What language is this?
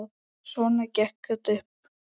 Icelandic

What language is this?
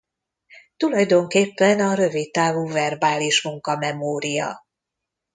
Hungarian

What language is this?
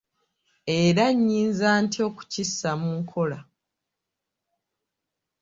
Ganda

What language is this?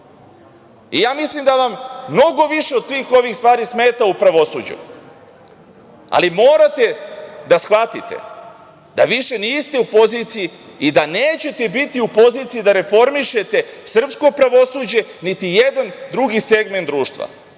Serbian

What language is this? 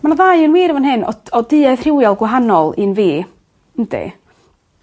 Welsh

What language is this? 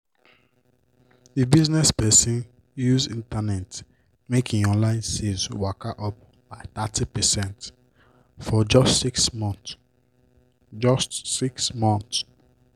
Nigerian Pidgin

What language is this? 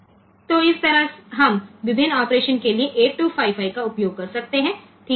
Hindi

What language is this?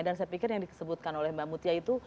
Indonesian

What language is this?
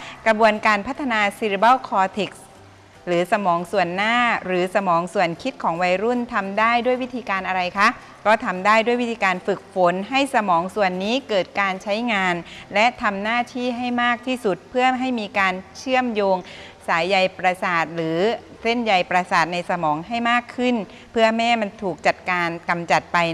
Thai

